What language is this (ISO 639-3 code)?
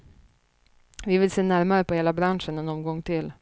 swe